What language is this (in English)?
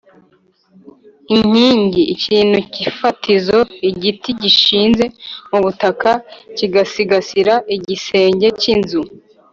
Kinyarwanda